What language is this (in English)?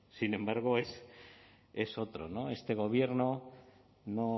Spanish